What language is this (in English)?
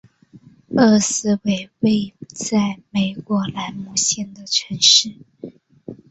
Chinese